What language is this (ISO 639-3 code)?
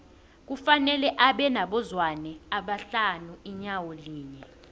nbl